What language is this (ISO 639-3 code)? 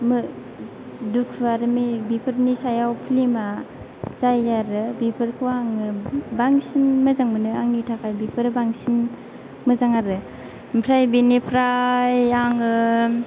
brx